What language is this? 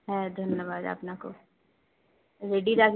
Bangla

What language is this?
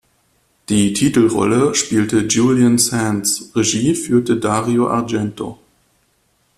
German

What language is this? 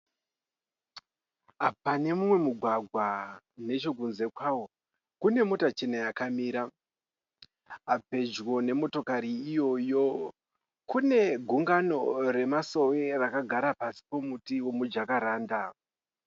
Shona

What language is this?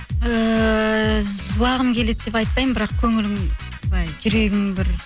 Kazakh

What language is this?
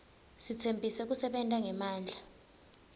Swati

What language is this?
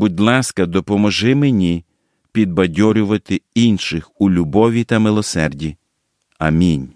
Ukrainian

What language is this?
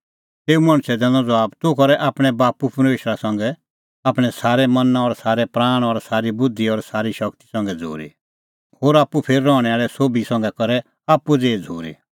Kullu Pahari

